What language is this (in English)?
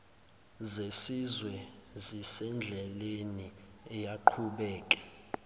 Zulu